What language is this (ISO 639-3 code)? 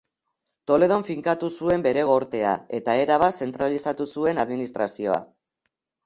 eus